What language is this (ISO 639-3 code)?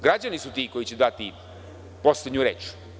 srp